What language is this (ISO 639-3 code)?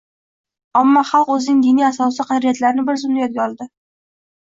uzb